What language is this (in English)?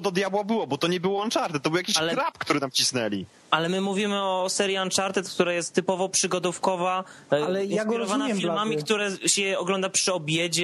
Polish